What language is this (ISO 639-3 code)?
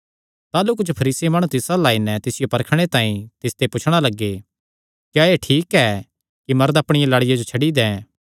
xnr